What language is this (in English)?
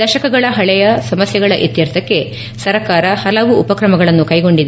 Kannada